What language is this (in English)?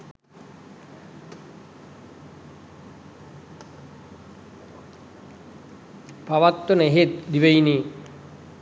Sinhala